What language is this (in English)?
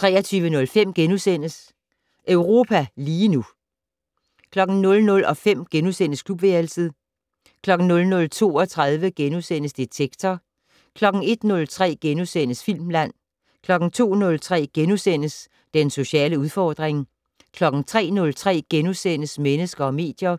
Danish